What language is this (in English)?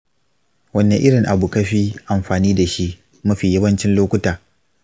Hausa